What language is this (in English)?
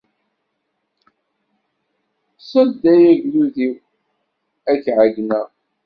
Kabyle